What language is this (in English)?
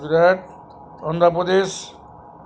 Bangla